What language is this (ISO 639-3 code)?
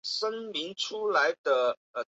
zho